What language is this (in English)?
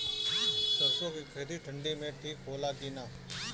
Bhojpuri